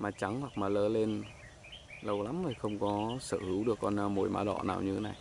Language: Vietnamese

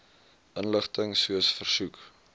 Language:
Afrikaans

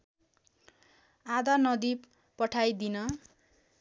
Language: Nepali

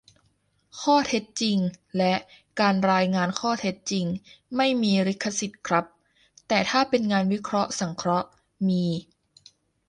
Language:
Thai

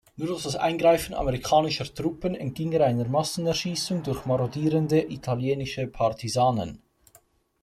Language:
German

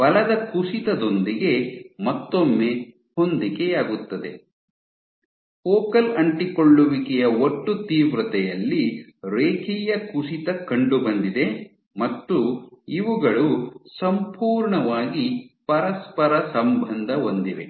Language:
Kannada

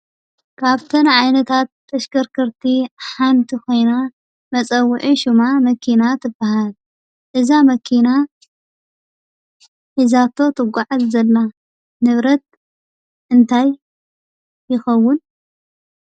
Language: Tigrinya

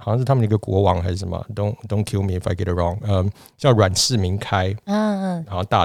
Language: Chinese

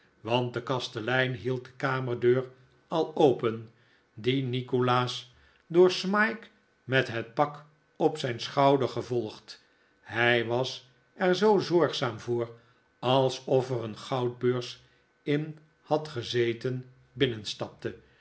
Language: Dutch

